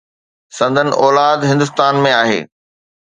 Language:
Sindhi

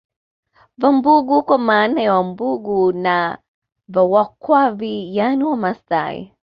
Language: Swahili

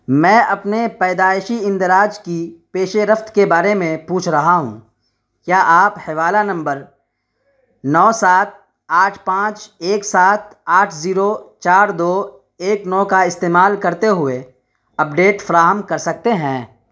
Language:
Urdu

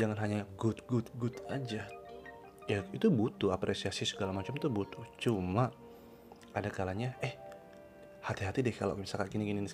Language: Indonesian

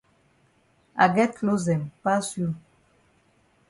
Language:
Cameroon Pidgin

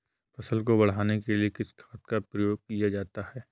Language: Hindi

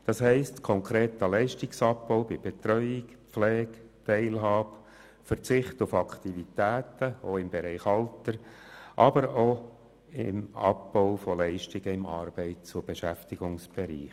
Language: Swiss German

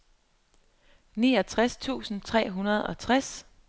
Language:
Danish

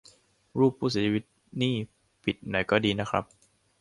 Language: Thai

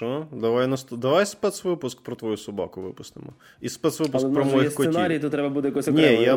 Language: Ukrainian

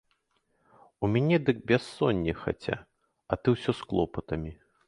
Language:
Belarusian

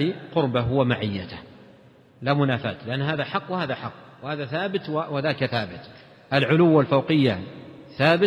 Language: Arabic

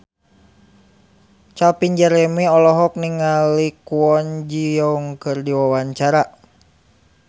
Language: Sundanese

